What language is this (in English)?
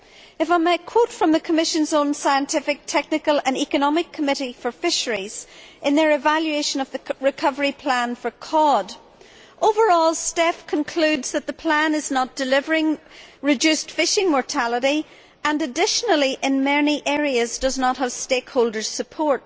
English